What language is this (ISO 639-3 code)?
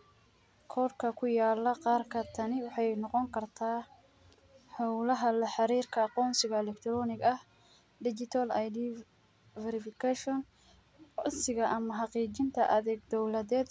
som